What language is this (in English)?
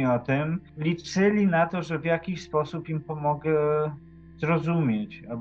Polish